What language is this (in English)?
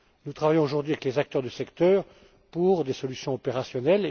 French